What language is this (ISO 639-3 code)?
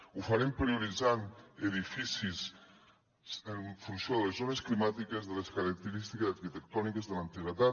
cat